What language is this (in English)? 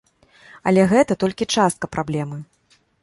Belarusian